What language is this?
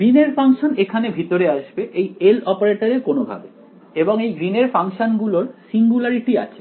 Bangla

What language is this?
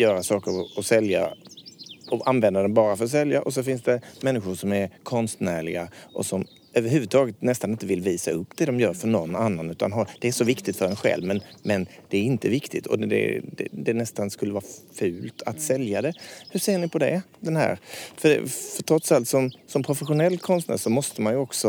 Swedish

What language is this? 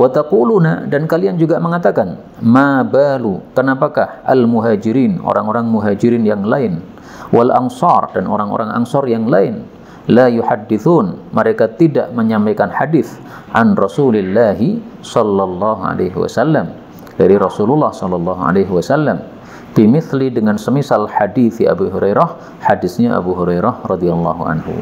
Indonesian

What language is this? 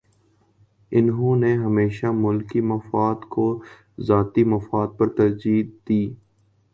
Urdu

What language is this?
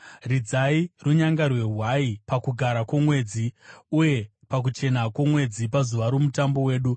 Shona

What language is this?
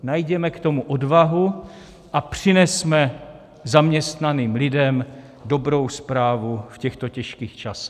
Czech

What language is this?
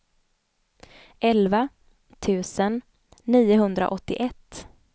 Swedish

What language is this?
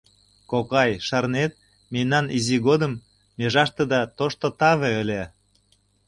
Mari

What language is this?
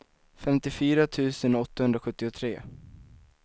Swedish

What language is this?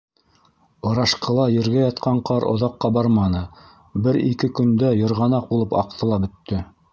Bashkir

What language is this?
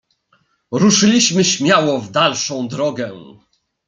Polish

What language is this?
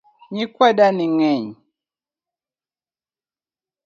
Luo (Kenya and Tanzania)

